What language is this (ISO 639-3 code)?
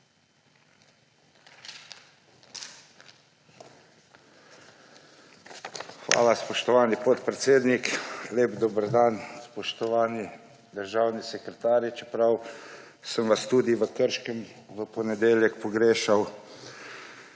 slv